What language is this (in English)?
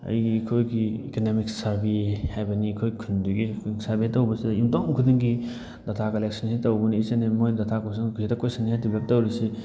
Manipuri